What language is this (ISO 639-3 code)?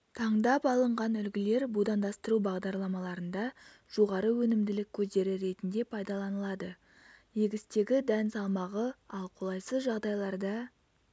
kaz